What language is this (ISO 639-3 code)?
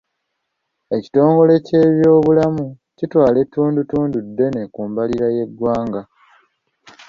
lug